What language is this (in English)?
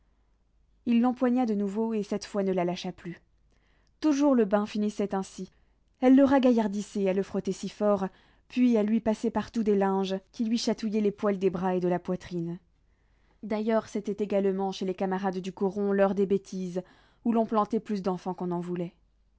French